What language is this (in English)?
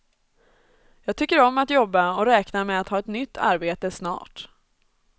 Swedish